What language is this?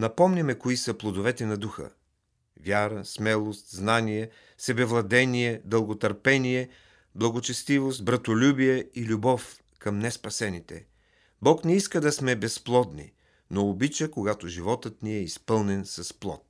Bulgarian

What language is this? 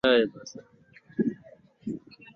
Swahili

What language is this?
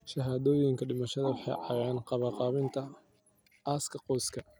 Somali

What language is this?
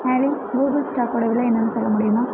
Tamil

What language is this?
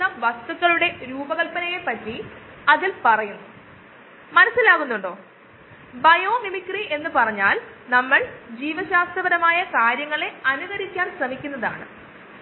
Malayalam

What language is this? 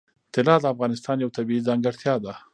Pashto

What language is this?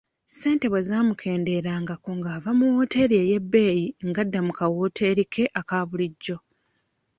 Ganda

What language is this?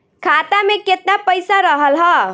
Bhojpuri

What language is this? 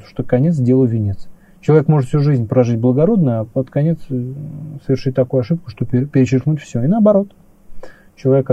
Russian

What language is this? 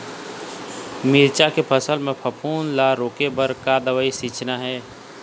Chhattisgarhi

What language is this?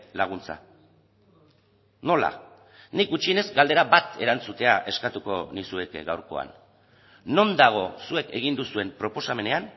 Basque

